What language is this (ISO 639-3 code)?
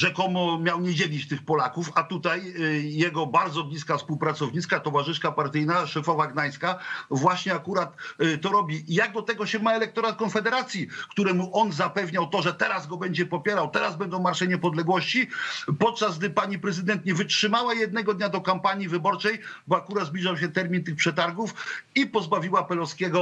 pol